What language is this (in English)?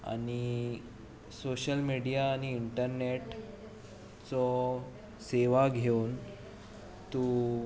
Konkani